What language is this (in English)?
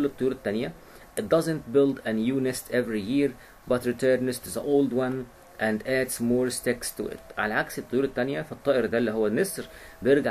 Arabic